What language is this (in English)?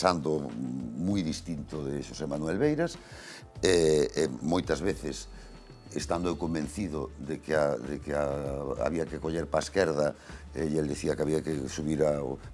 Spanish